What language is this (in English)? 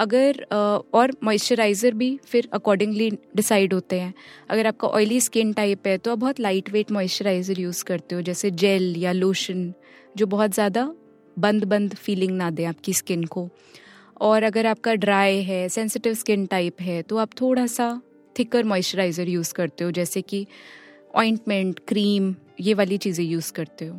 Hindi